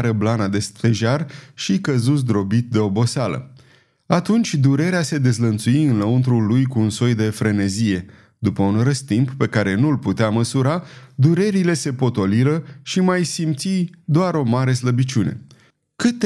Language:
Romanian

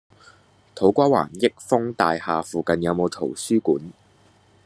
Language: Cantonese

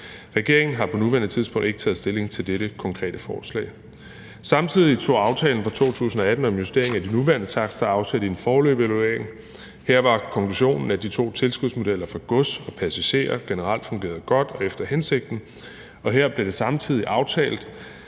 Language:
Danish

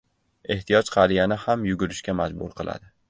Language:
Uzbek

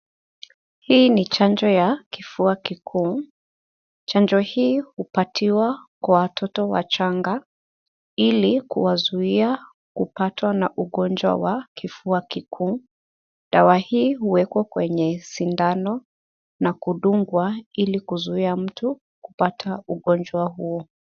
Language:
Swahili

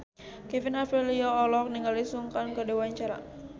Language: Sundanese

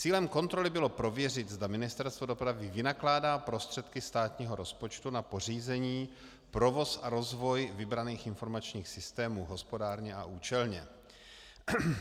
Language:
Czech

